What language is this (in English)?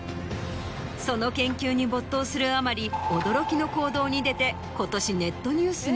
Japanese